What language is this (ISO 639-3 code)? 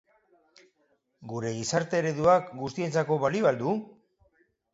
eus